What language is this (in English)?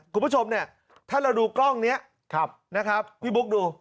Thai